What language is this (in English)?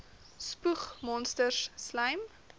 Afrikaans